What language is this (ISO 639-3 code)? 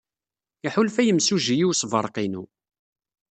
kab